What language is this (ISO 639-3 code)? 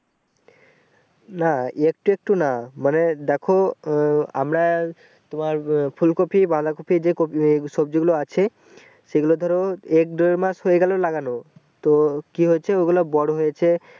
ben